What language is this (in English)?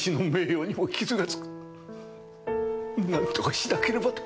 Japanese